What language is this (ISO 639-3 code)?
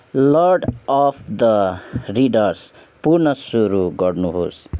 nep